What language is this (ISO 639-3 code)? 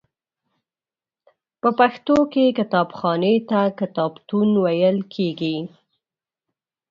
pus